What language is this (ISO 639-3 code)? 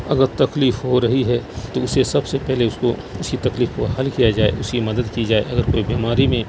urd